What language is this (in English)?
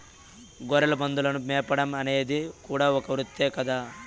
Telugu